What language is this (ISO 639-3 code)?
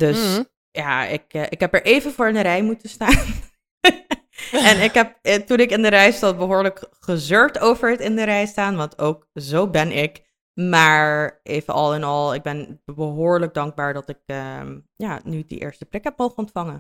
nld